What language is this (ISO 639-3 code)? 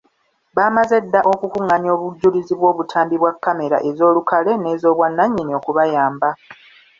lug